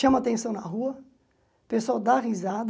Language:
Portuguese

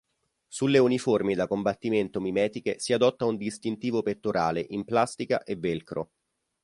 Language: Italian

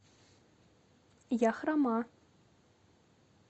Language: Russian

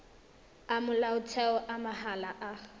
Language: Tswana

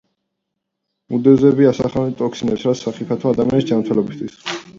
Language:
Georgian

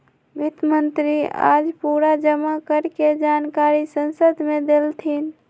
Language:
Magahi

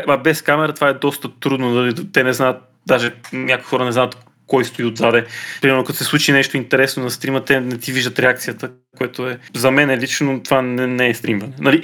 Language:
Bulgarian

